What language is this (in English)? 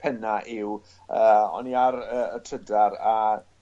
Welsh